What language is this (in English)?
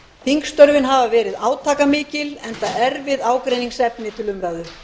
Icelandic